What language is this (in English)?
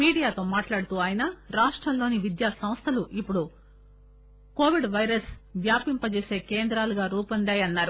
Telugu